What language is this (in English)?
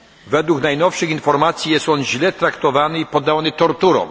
Polish